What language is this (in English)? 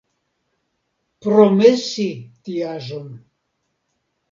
Esperanto